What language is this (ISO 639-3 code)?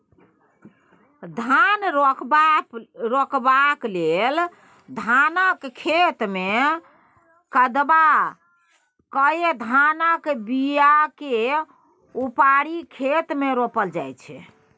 mai